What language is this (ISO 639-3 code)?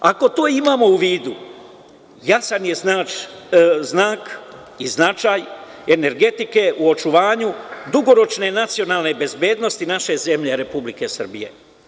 srp